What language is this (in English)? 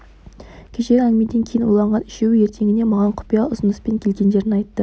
Kazakh